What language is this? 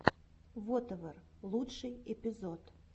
Russian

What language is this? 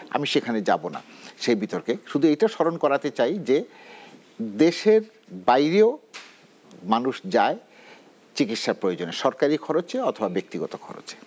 Bangla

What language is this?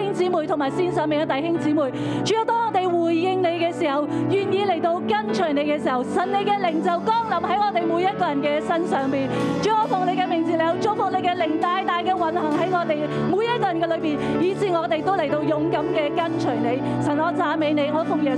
Chinese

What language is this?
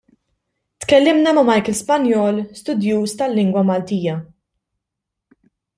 Maltese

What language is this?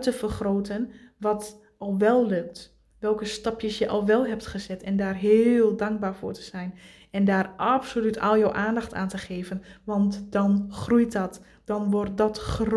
Dutch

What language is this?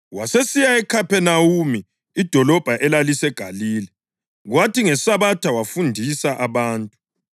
North Ndebele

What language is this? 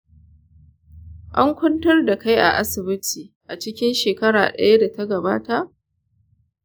Hausa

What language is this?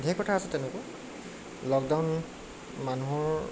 Assamese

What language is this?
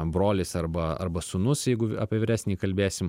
Lithuanian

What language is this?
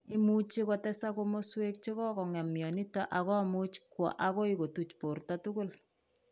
Kalenjin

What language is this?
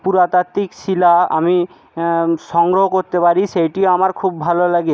Bangla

